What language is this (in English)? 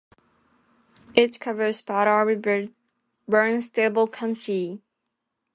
English